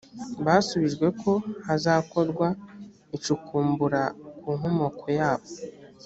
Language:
Kinyarwanda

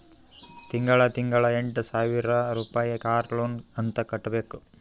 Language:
Kannada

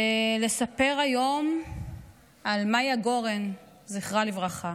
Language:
Hebrew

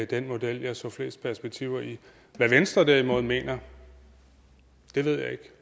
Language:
Danish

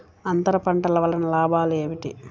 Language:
Telugu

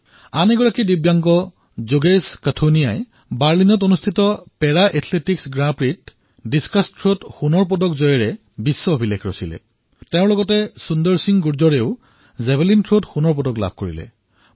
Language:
Assamese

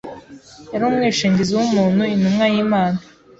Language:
Kinyarwanda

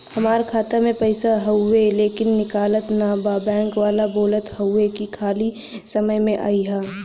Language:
Bhojpuri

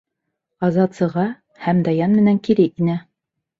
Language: Bashkir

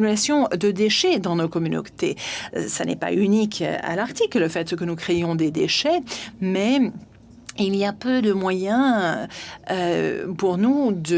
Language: French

